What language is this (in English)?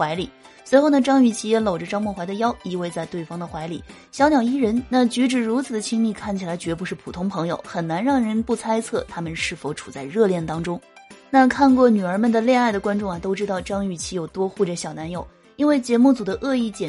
Chinese